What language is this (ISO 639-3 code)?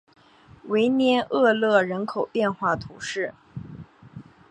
zho